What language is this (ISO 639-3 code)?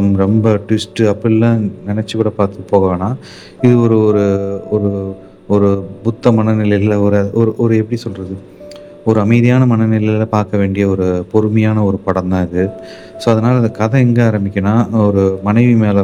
tam